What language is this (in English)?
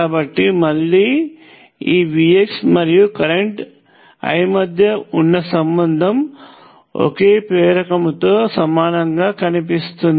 Telugu